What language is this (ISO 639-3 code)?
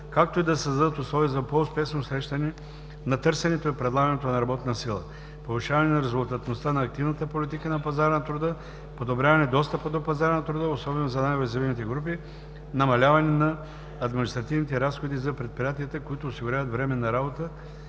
bul